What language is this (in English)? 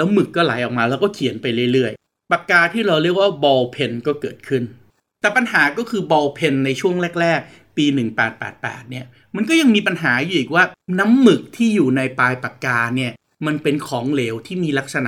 Thai